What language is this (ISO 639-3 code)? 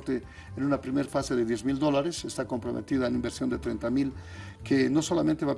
spa